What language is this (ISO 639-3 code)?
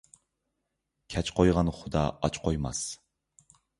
uig